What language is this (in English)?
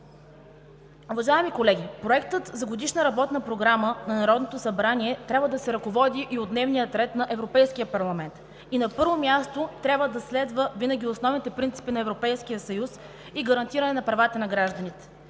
Bulgarian